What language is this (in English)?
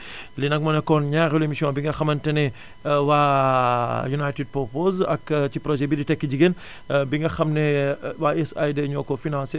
Wolof